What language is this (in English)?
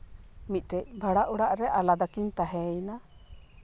Santali